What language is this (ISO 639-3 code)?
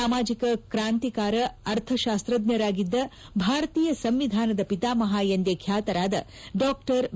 kan